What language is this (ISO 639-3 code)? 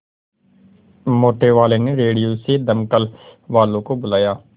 hin